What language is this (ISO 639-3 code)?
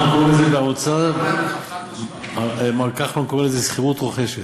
heb